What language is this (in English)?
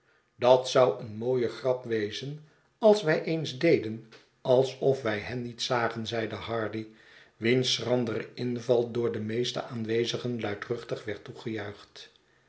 Dutch